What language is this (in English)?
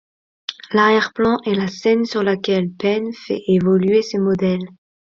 French